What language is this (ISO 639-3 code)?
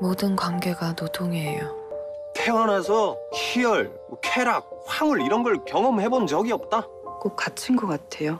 kor